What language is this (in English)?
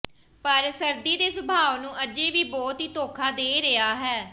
Punjabi